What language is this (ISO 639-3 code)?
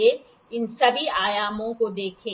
hin